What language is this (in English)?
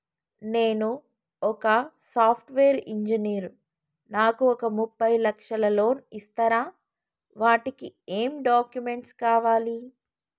Telugu